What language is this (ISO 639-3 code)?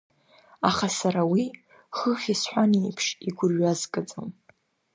abk